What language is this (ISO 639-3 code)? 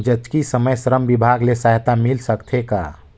hne